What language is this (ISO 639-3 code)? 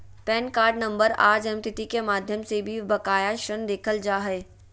mag